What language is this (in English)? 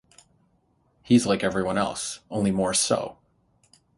English